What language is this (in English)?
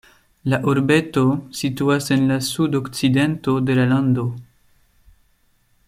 Esperanto